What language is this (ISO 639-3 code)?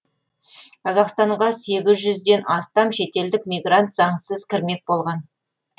kaz